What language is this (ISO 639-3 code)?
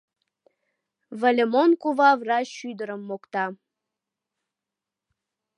chm